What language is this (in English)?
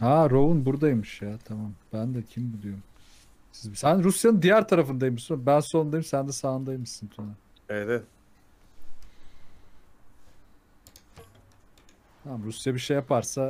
Turkish